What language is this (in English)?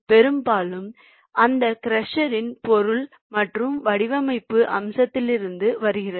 Tamil